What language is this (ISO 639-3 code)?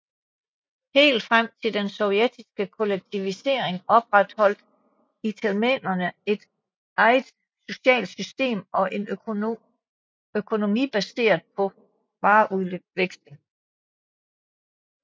dan